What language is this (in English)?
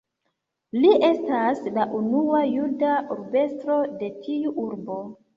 Esperanto